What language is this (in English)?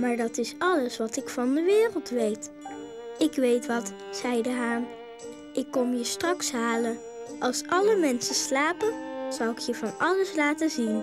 Dutch